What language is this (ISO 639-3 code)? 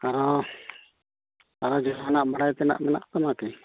sat